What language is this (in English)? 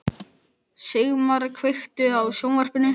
Icelandic